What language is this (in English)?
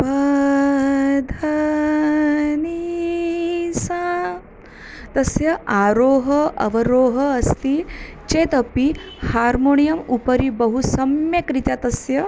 Sanskrit